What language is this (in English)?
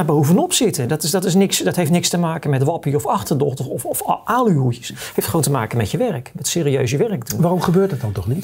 Dutch